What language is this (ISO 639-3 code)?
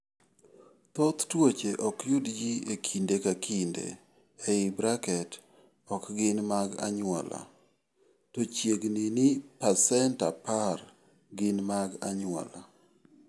luo